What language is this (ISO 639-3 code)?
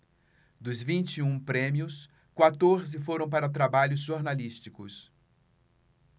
por